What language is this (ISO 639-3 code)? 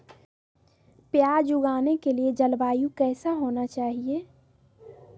mag